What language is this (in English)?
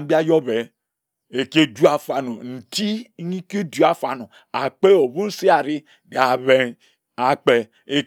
Ejagham